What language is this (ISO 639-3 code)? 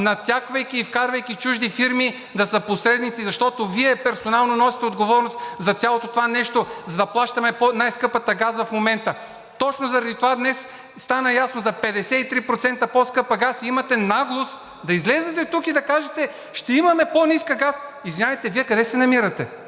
bul